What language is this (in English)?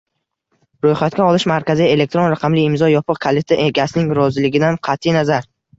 Uzbek